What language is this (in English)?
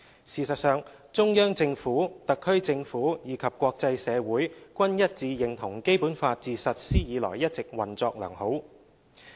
Cantonese